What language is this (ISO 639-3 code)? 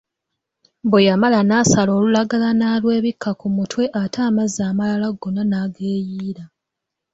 lug